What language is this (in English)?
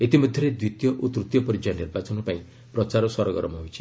Odia